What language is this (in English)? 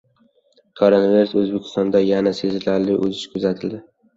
Uzbek